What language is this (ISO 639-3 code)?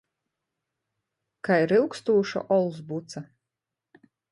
ltg